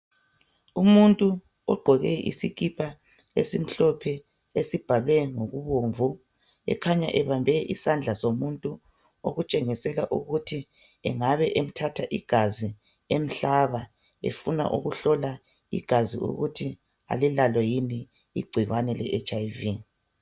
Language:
North Ndebele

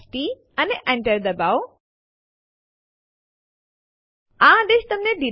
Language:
Gujarati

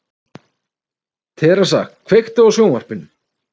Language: Icelandic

